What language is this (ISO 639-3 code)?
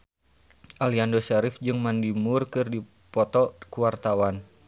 sun